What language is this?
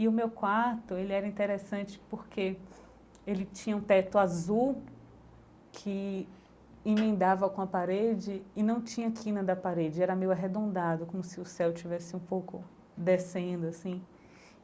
Portuguese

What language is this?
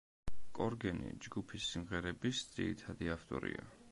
Georgian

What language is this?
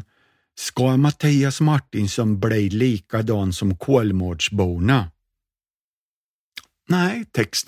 Swedish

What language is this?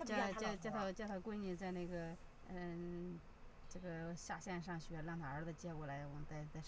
Chinese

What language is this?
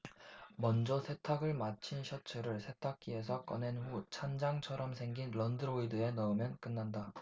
Korean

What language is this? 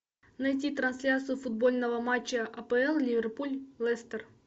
Russian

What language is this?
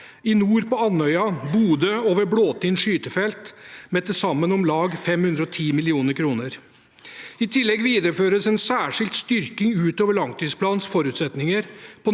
Norwegian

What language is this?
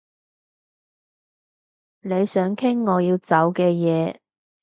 Cantonese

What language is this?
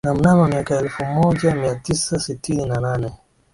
Swahili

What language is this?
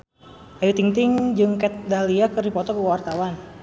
Sundanese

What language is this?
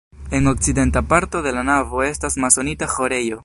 Esperanto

